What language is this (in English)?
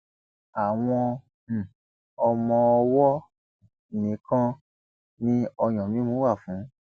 Yoruba